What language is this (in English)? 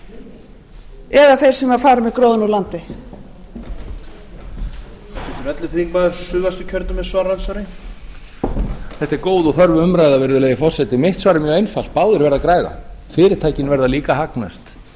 Icelandic